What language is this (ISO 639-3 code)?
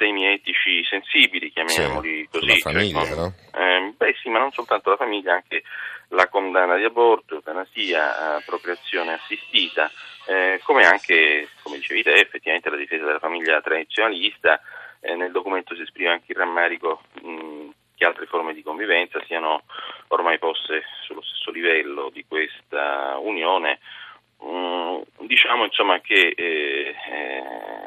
ita